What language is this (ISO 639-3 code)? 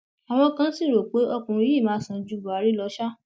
yor